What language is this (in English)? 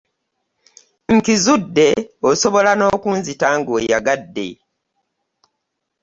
Ganda